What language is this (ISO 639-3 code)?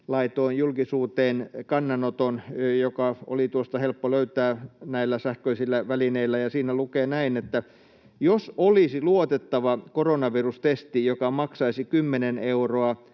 fin